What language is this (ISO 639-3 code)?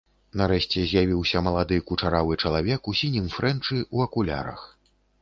bel